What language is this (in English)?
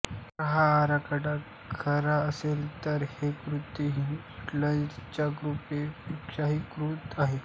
Marathi